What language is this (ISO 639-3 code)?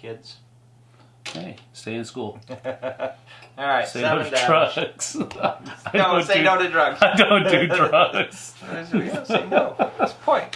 eng